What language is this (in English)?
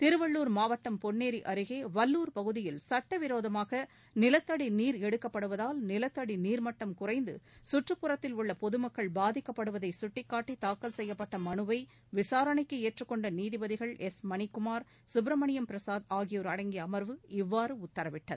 Tamil